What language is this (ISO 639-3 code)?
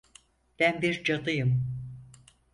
tur